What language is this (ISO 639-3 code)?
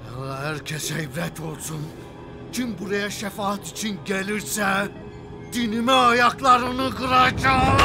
tur